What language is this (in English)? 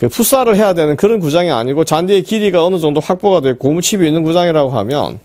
Korean